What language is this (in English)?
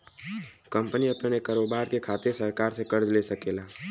Bhojpuri